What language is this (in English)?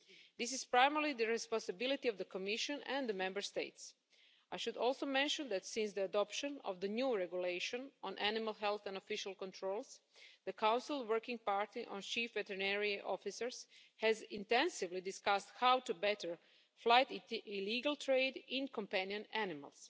English